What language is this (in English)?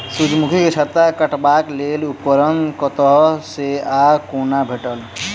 Maithili